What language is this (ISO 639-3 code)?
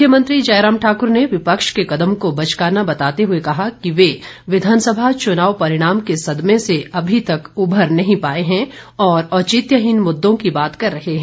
hin